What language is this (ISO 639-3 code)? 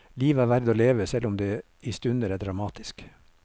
nor